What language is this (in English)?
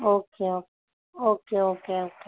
Urdu